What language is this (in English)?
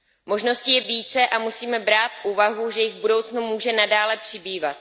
Czech